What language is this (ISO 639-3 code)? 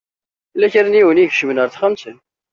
kab